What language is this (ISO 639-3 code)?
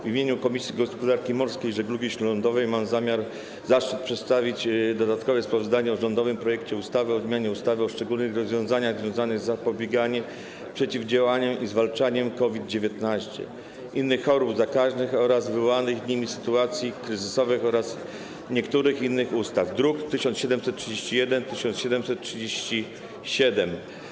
pol